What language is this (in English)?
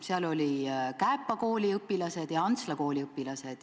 Estonian